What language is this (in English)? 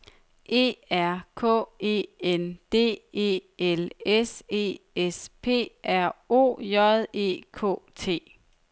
Danish